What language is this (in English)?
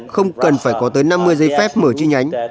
Vietnamese